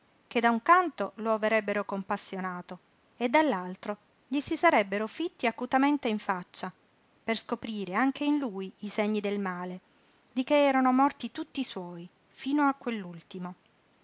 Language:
Italian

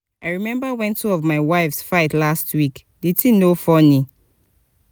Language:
Nigerian Pidgin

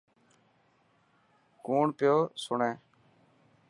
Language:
Dhatki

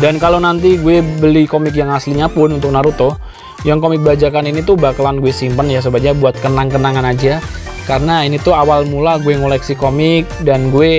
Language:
Indonesian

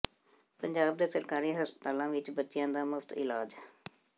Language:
Punjabi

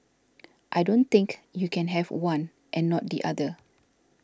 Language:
English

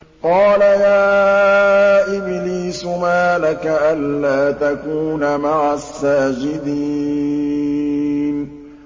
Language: Arabic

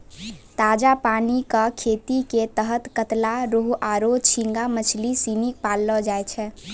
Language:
Maithili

